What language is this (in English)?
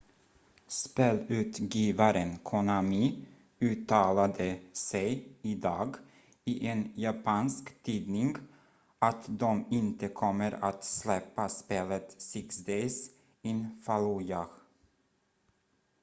Swedish